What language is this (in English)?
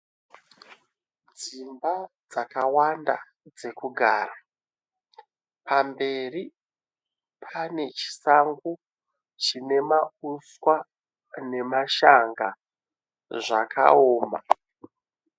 Shona